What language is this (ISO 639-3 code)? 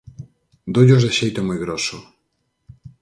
glg